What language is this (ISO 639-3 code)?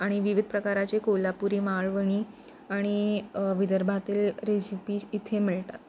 mar